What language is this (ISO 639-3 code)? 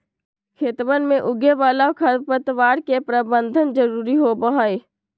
mag